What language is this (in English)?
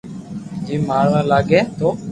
Loarki